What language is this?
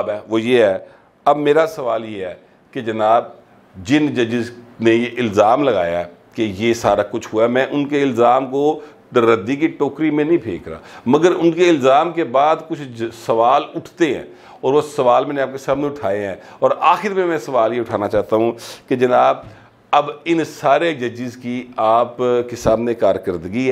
Hindi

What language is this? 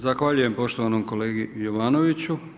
Croatian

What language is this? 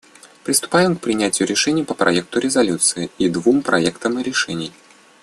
Russian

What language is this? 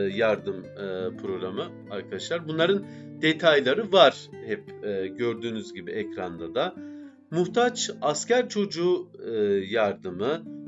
Turkish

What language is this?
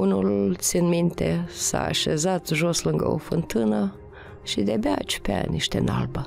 Romanian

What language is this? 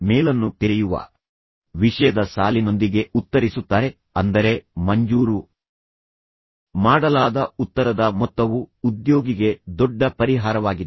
Kannada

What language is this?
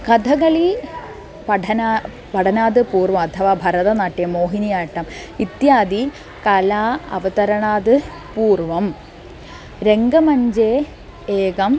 Sanskrit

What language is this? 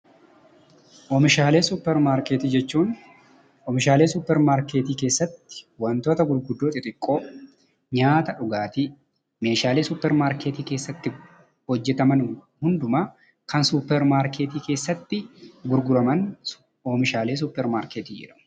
Oromo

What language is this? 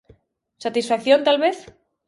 Galician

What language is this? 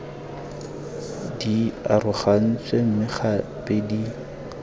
Tswana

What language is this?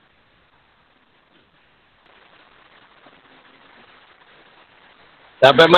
Malay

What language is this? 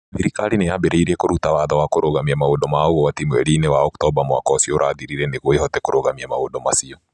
Kikuyu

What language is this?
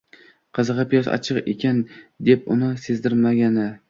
Uzbek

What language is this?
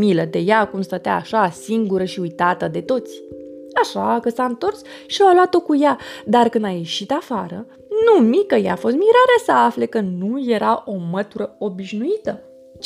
Romanian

